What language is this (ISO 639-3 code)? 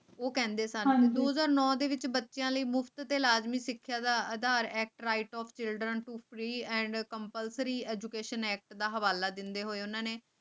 pan